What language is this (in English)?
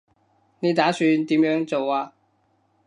Cantonese